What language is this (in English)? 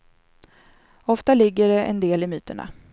Swedish